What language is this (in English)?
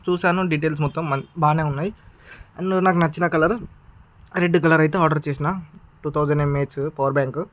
Telugu